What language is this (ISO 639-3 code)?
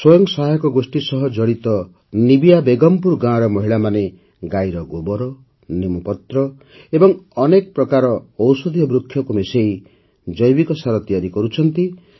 ori